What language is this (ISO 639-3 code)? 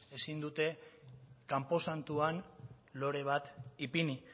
eus